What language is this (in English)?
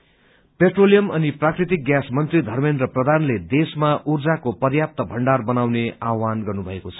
Nepali